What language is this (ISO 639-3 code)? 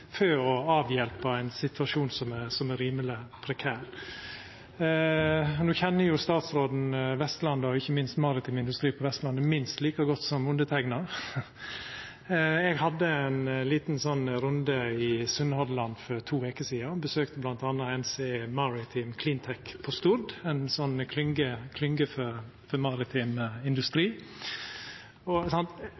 nno